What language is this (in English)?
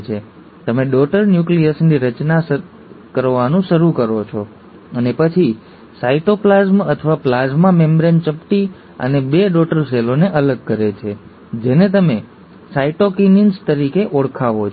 Gujarati